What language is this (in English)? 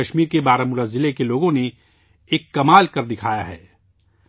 Urdu